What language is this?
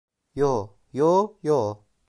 Turkish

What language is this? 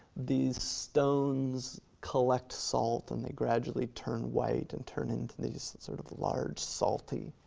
English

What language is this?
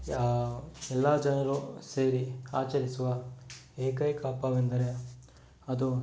Kannada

